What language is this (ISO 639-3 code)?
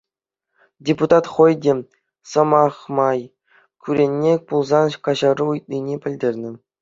chv